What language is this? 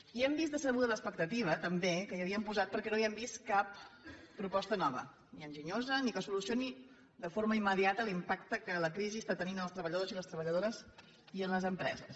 Catalan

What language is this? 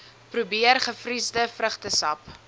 Afrikaans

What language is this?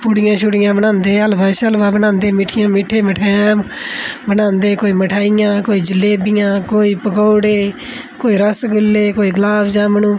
Dogri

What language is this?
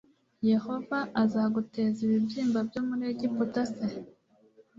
Kinyarwanda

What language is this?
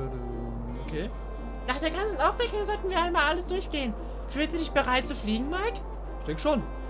German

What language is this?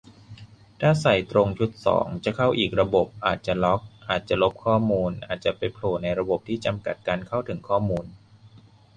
Thai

